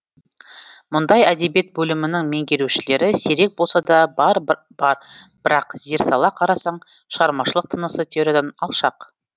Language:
Kazakh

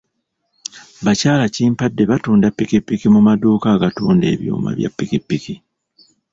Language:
Ganda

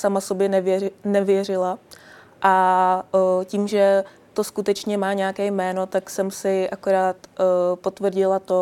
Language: Czech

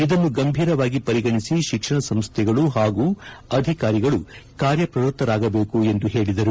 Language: Kannada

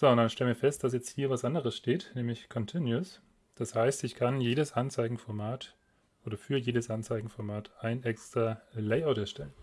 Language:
German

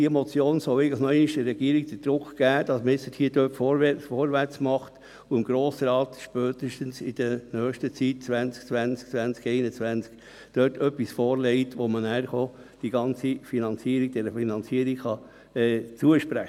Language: Swiss German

